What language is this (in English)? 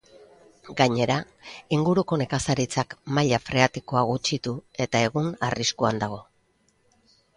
Basque